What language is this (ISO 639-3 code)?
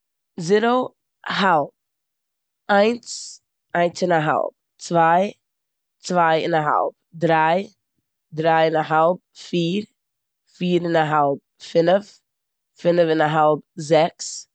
yid